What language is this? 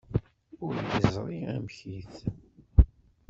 Kabyle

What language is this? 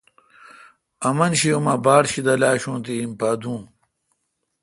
Kalkoti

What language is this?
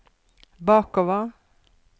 Norwegian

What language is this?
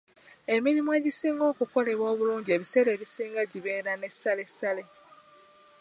Ganda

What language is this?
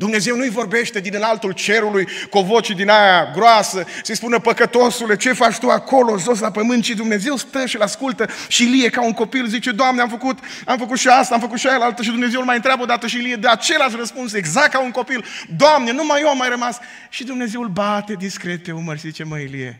Romanian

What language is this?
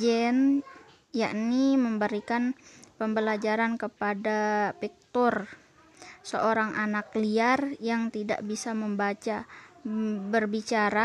Indonesian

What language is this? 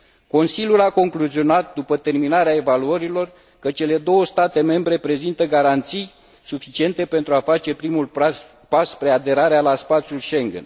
Romanian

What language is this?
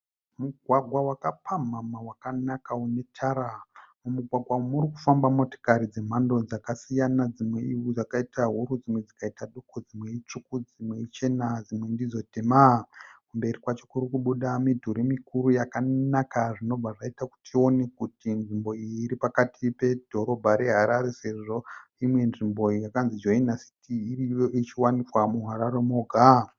Shona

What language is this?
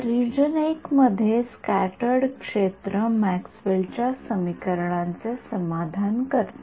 Marathi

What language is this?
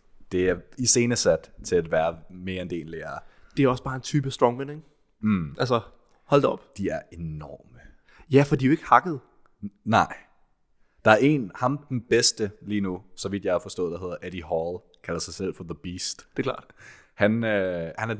Danish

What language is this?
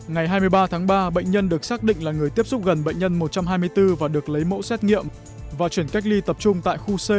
Vietnamese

